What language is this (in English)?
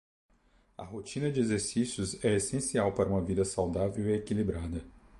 Portuguese